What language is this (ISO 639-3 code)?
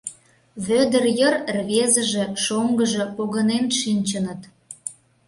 chm